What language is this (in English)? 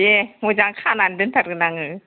Bodo